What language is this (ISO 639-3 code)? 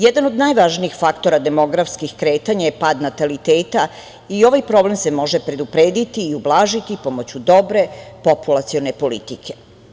srp